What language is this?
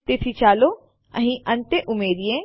Gujarati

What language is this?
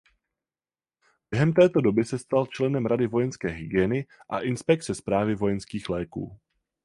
Czech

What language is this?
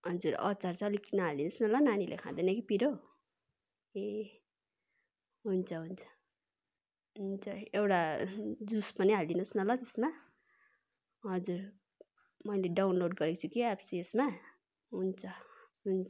Nepali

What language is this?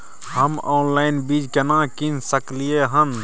Maithili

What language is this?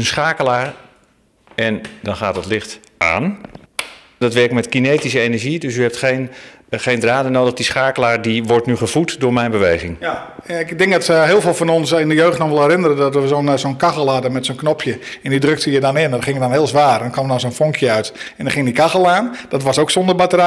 Dutch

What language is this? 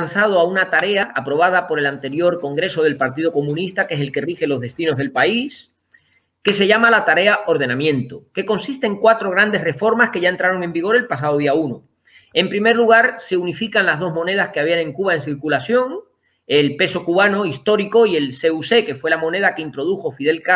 Spanish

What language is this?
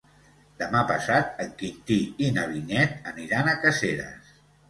Catalan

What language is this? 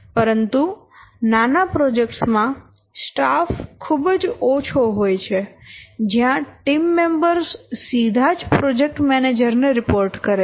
Gujarati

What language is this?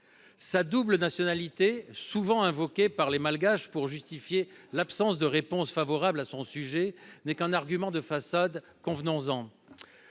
French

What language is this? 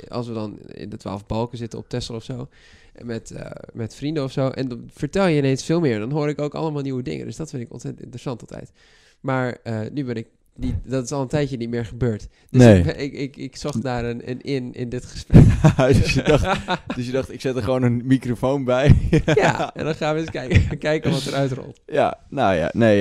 Dutch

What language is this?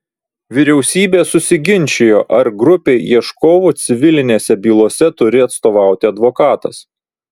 Lithuanian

